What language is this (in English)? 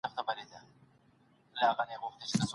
Pashto